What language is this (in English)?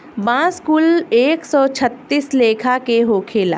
Bhojpuri